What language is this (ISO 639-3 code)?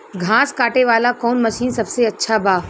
bho